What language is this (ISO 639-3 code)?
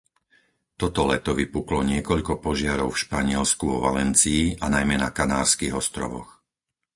slk